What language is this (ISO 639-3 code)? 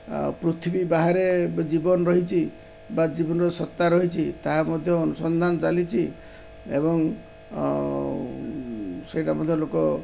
ori